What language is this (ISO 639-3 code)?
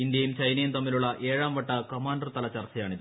mal